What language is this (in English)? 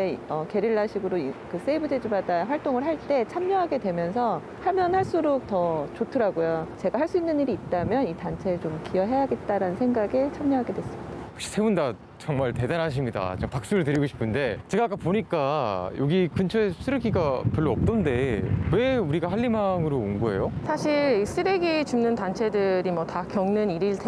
Korean